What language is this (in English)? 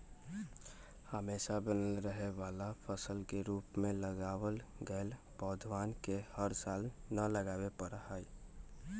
Magahi